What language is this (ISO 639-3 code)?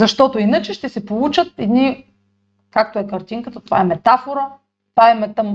bul